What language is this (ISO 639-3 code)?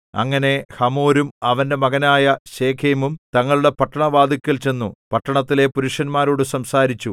mal